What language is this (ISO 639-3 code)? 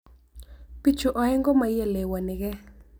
kln